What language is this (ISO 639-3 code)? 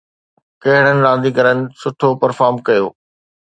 snd